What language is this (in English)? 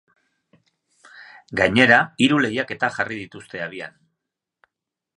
Basque